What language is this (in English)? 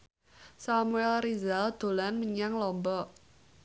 Javanese